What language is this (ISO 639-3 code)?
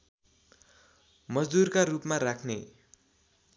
nep